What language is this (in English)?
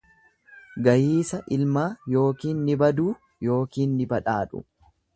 Oromo